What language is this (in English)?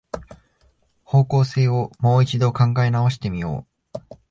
Japanese